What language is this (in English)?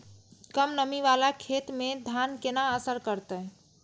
Maithili